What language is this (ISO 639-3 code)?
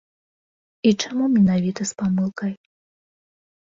bel